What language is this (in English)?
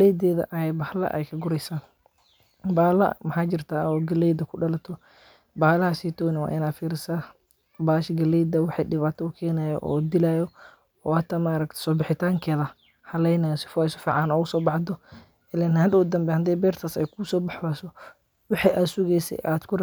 Somali